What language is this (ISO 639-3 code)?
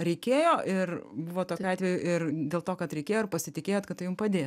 lit